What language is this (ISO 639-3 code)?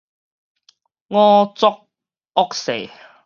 nan